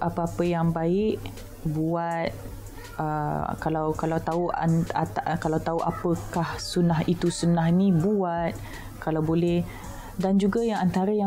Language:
Malay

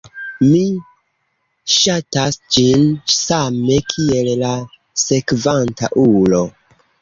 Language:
Esperanto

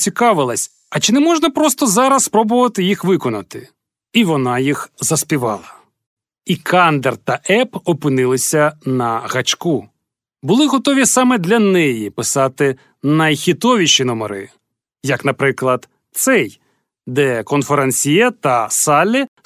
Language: Ukrainian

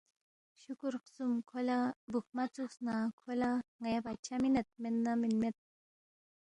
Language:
Balti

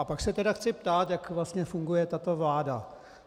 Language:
Czech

